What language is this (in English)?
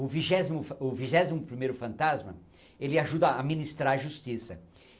Portuguese